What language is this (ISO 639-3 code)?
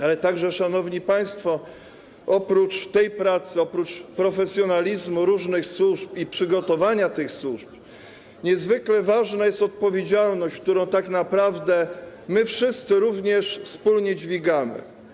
pol